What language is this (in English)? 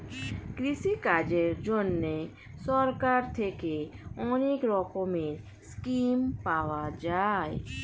Bangla